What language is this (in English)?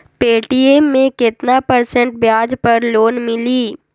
Magahi